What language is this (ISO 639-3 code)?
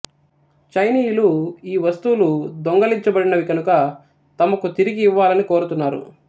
tel